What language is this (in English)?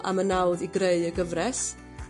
Welsh